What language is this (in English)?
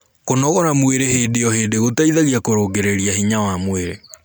Kikuyu